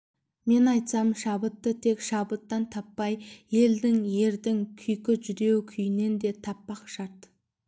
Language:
Kazakh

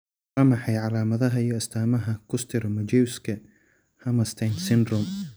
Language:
Somali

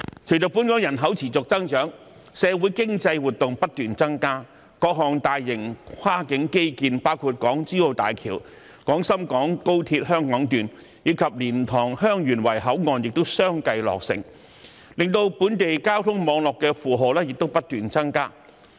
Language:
Cantonese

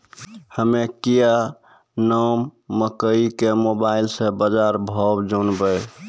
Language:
Maithili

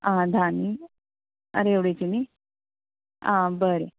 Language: Konkani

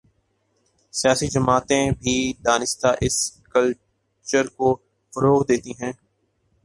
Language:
Urdu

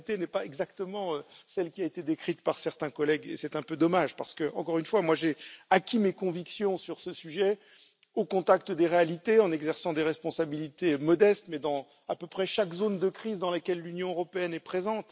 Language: French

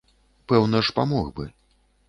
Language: Belarusian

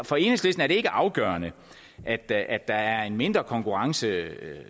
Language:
Danish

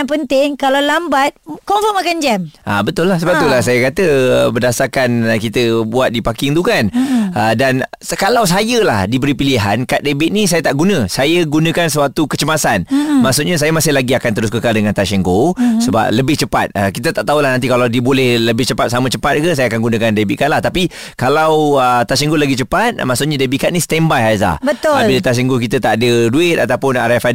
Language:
Malay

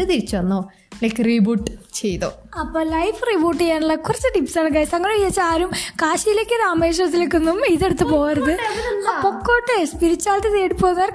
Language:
Malayalam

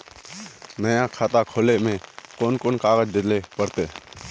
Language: Magahi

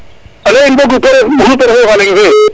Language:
Serer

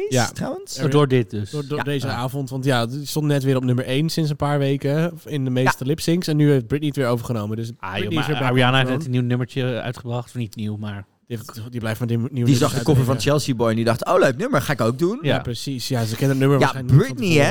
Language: Dutch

